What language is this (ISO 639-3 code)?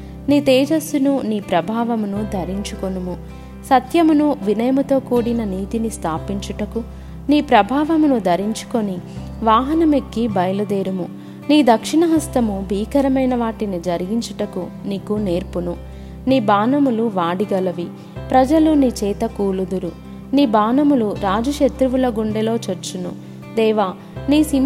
tel